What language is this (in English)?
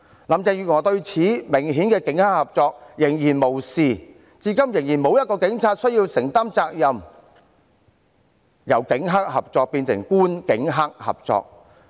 Cantonese